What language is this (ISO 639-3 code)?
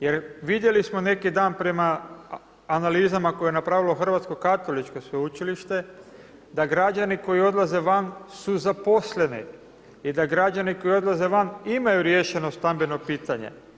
hrv